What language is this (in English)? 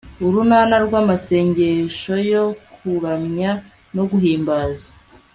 Kinyarwanda